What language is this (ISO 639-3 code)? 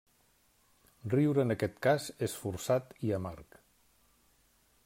cat